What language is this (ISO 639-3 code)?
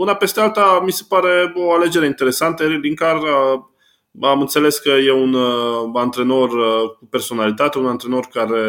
ron